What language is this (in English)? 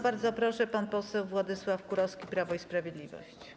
Polish